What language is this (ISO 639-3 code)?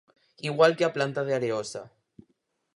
glg